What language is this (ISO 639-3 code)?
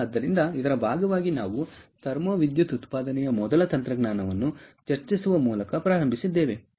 kan